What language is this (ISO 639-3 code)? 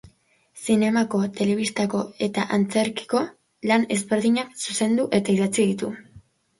eus